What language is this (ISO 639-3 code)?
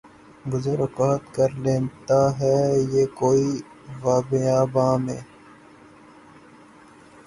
urd